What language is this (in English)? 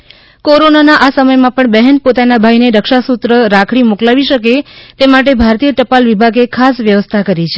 Gujarati